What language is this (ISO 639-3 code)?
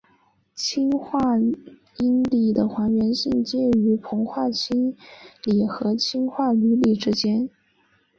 zho